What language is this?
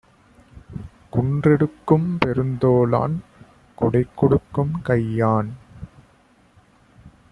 Tamil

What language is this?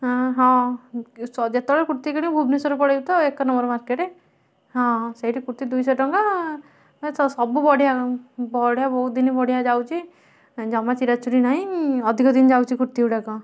Odia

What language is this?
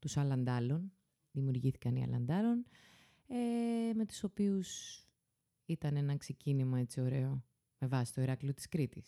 Greek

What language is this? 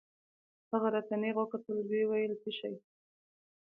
Pashto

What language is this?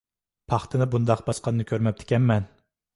Uyghur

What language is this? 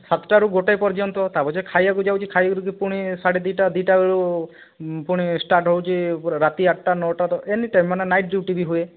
Odia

